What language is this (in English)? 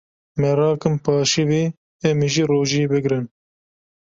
Kurdish